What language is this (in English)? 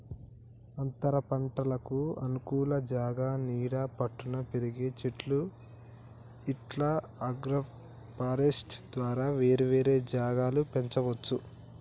Telugu